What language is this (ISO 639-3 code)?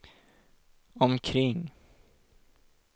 swe